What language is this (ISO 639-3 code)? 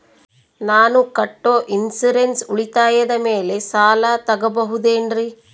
kan